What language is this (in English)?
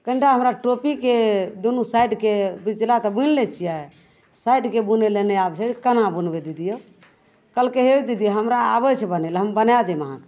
Maithili